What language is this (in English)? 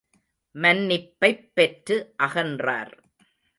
Tamil